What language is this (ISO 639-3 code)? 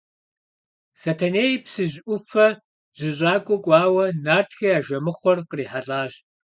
kbd